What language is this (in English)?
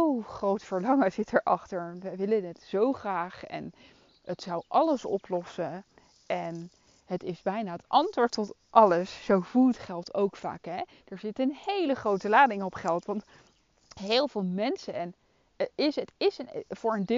Dutch